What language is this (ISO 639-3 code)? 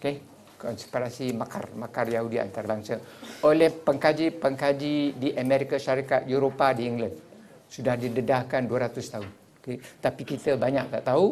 msa